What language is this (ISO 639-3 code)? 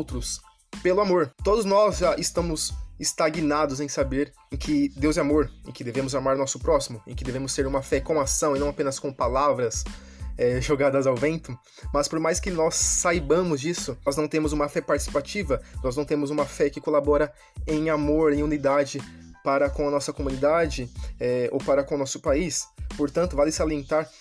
por